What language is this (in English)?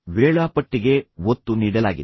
Kannada